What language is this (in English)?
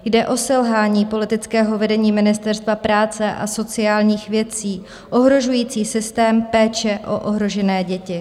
Czech